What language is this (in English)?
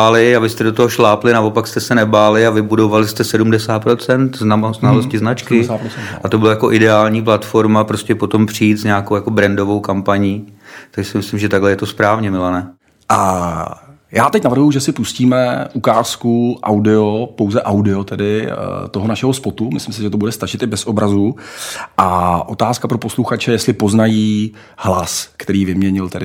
Czech